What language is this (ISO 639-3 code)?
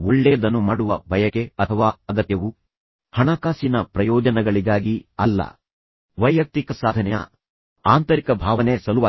kan